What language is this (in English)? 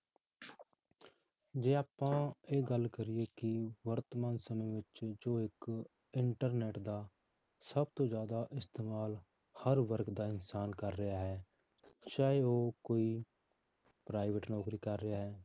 Punjabi